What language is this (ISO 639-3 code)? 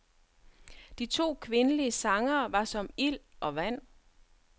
dan